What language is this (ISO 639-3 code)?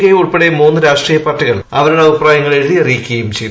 mal